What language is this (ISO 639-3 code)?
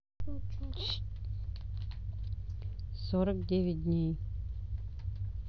rus